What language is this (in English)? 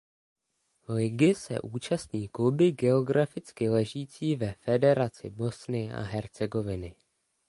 Czech